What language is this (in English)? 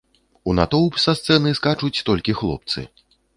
Belarusian